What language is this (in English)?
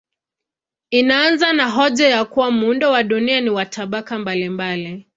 Swahili